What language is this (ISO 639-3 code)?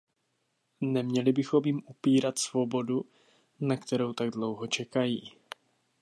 ces